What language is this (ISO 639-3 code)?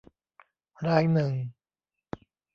tha